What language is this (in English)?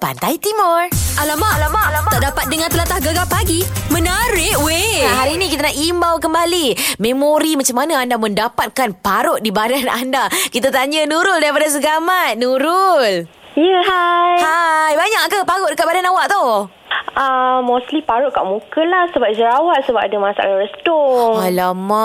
Malay